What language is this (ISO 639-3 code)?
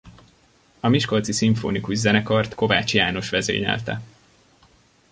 hun